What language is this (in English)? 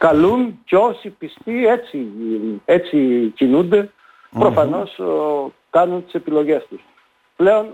Greek